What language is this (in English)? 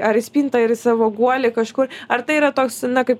Lithuanian